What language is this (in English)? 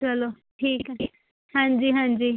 Punjabi